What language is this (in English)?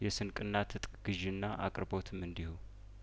Amharic